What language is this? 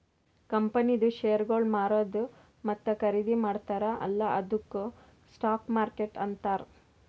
Kannada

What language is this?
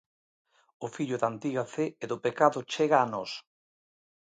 Galician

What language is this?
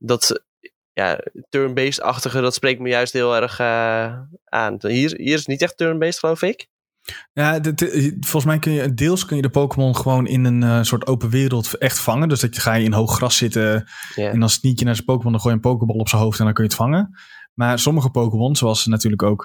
Dutch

